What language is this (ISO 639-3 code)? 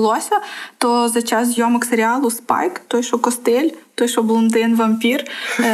ukr